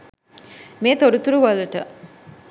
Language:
Sinhala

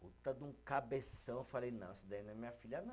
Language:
Portuguese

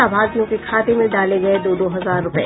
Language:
Hindi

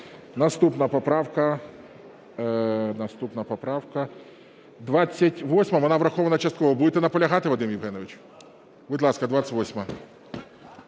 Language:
Ukrainian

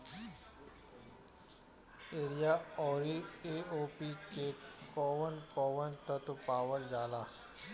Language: Bhojpuri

